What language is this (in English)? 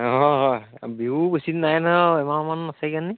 Assamese